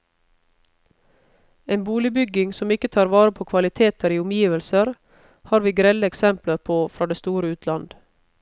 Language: Norwegian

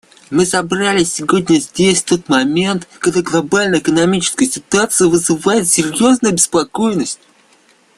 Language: Russian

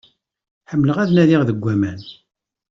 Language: Kabyle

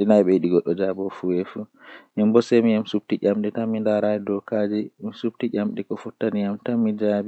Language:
Western Niger Fulfulde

